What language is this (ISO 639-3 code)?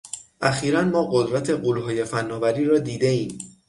fas